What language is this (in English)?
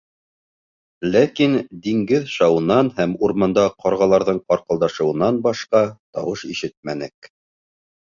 Bashkir